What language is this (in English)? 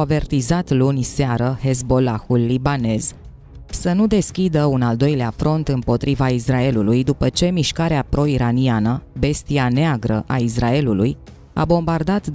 Romanian